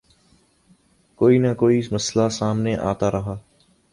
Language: Urdu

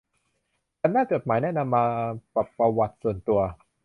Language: Thai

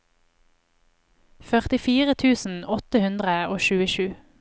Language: Norwegian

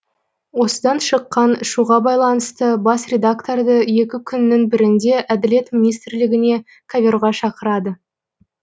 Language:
Kazakh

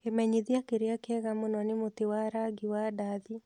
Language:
Kikuyu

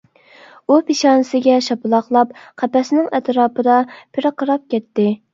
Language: Uyghur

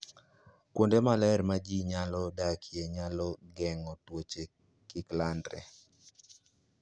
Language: Luo (Kenya and Tanzania)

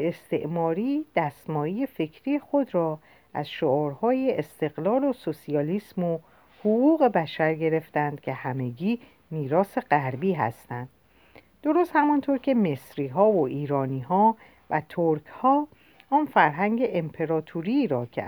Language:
Persian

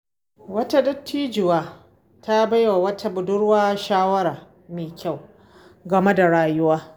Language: Hausa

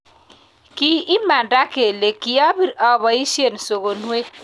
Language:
Kalenjin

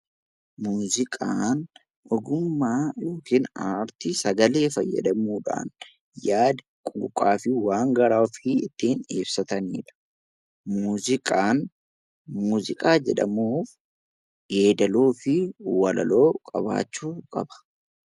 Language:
Oromo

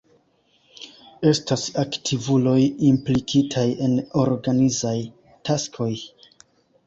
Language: Esperanto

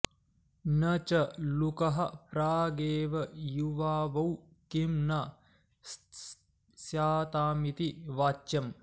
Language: Sanskrit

